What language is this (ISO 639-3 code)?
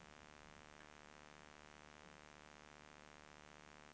swe